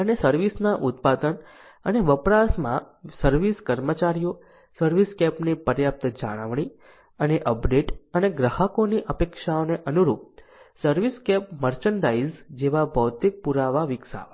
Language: Gujarati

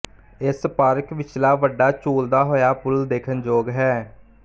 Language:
Punjabi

